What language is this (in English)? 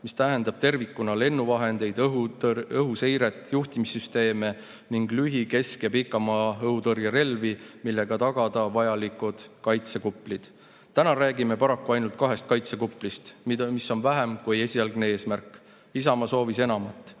Estonian